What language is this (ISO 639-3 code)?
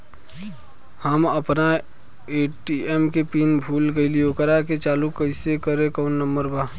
bho